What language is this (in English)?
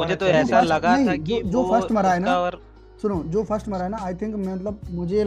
Hindi